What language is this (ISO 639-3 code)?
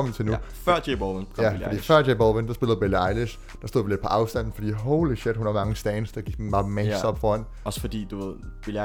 dan